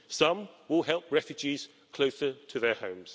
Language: English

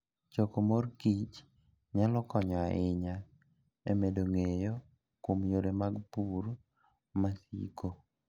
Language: Luo (Kenya and Tanzania)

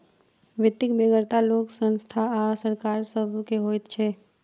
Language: Maithili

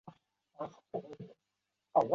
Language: Chinese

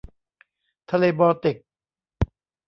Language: Thai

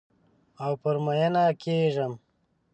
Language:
Pashto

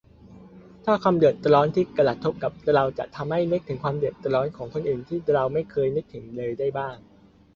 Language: Thai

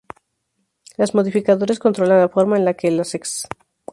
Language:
Spanish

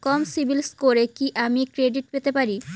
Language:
Bangla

